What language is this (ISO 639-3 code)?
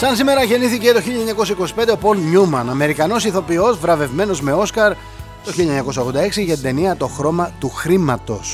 ell